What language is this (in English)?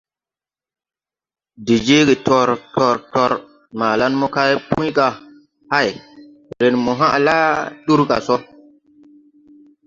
Tupuri